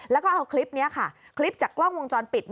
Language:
Thai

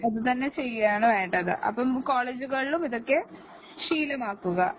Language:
Malayalam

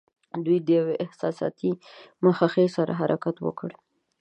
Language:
Pashto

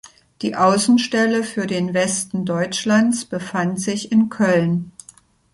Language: German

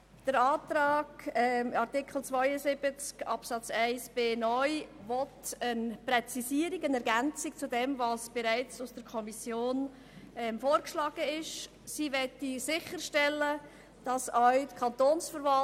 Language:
Swiss German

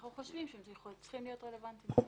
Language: Hebrew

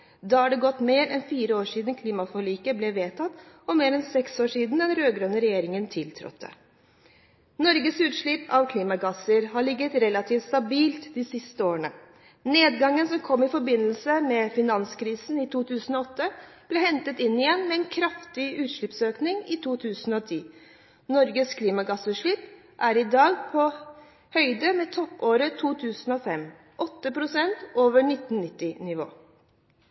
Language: Norwegian Bokmål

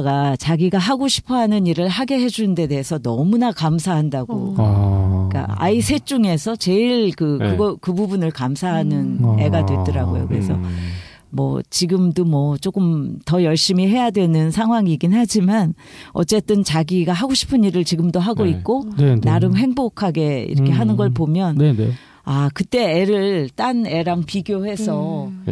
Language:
Korean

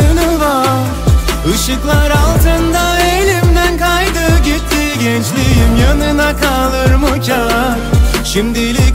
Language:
Turkish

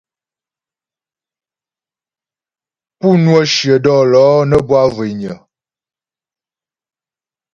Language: Ghomala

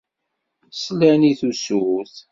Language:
Kabyle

